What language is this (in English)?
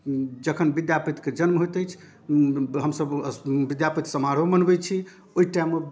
Maithili